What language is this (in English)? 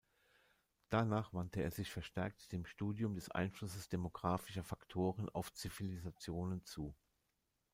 German